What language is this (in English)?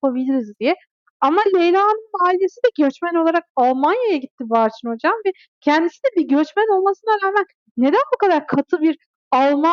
Turkish